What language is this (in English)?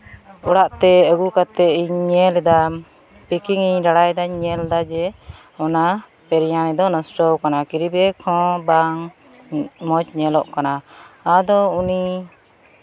Santali